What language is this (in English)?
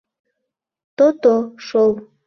Mari